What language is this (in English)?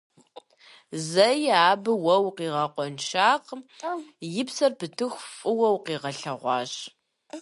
Kabardian